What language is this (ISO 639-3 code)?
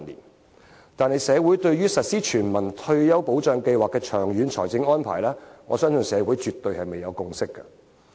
yue